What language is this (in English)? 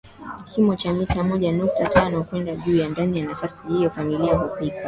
Swahili